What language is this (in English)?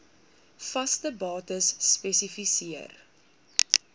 Afrikaans